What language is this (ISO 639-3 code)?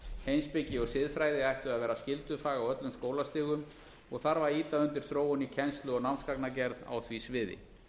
isl